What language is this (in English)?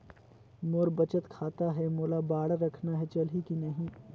Chhattisgarhi